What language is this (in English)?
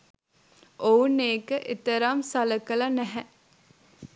Sinhala